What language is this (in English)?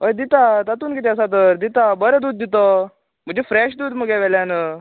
Konkani